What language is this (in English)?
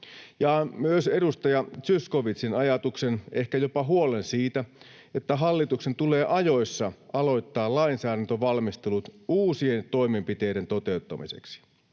Finnish